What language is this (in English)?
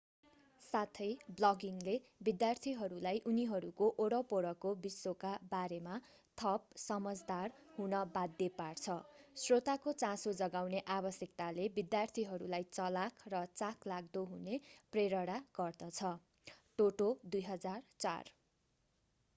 Nepali